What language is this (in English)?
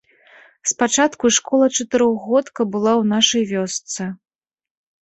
Belarusian